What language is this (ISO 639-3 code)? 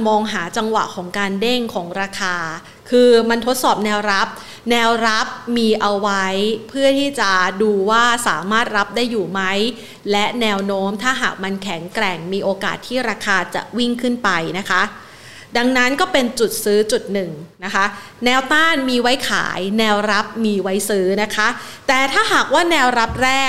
tha